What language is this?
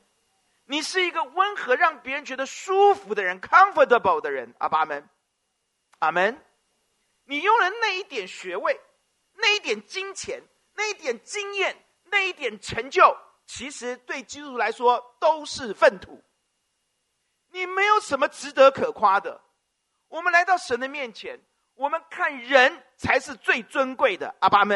Chinese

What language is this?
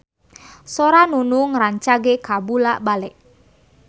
Sundanese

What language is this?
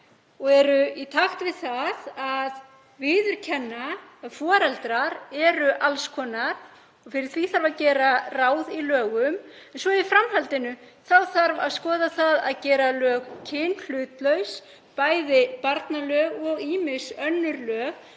Icelandic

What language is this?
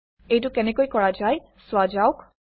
Assamese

